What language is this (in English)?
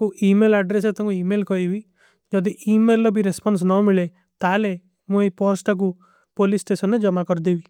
Kui (India)